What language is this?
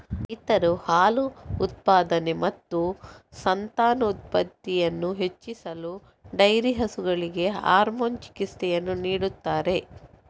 Kannada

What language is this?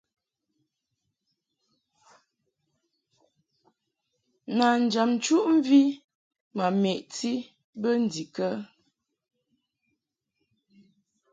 Mungaka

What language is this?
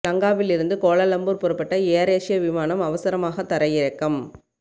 Tamil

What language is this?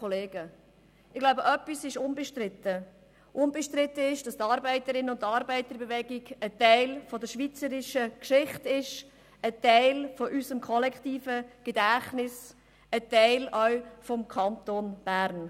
Swiss German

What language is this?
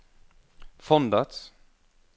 Norwegian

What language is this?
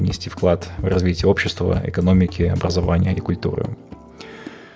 Kazakh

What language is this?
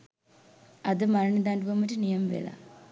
Sinhala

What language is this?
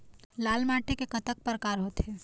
Chhattisgarhi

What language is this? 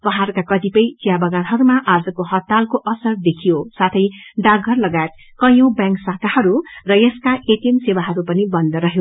Nepali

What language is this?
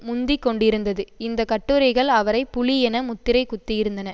Tamil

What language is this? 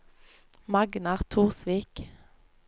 Norwegian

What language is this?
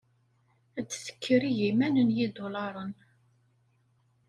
Kabyle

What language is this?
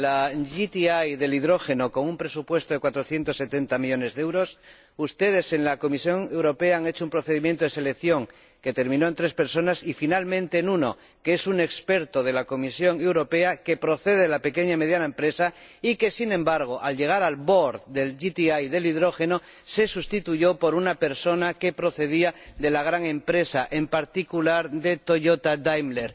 Spanish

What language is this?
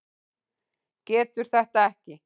Icelandic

